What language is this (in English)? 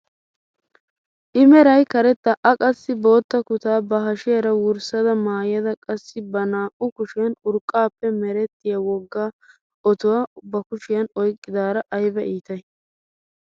Wolaytta